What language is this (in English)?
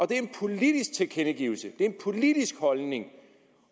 Danish